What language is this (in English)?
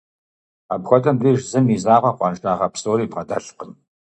Kabardian